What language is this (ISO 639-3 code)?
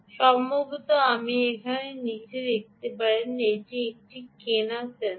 ben